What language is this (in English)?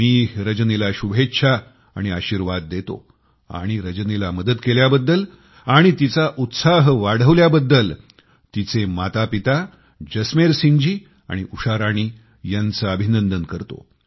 Marathi